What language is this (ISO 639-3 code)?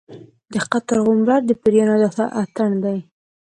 pus